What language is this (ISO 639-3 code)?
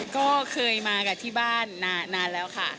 tha